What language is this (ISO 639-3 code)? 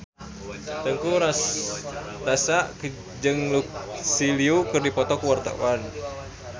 sun